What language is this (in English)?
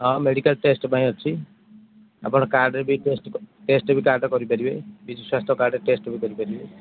Odia